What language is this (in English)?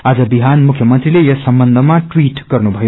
Nepali